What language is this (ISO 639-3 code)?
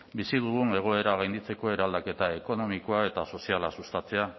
eus